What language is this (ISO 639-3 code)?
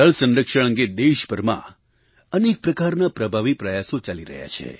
guj